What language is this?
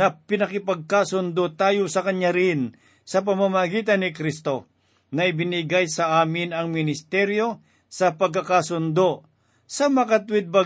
Filipino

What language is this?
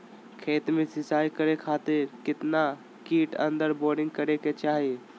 Magahi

